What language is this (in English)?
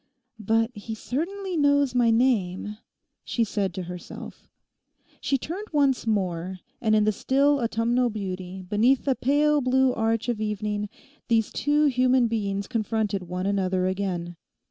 English